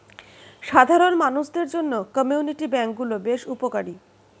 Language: Bangla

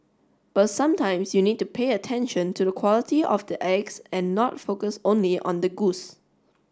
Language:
English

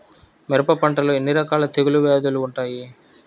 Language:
Telugu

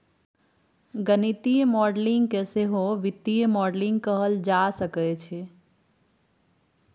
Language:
Maithili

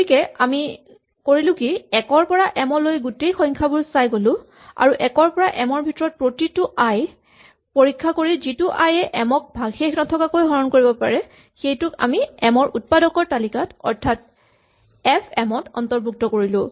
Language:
Assamese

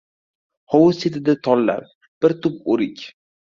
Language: Uzbek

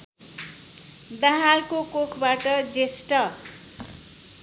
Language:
Nepali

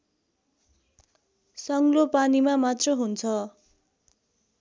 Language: Nepali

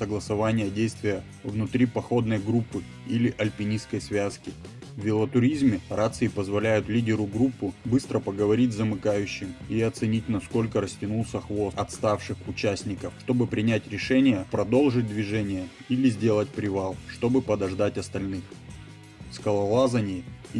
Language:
Russian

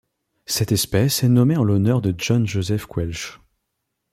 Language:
French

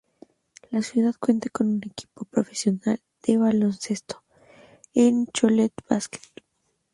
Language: Spanish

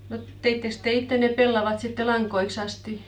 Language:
Finnish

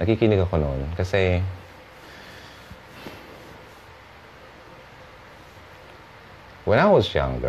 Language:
Filipino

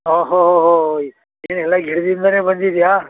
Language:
Kannada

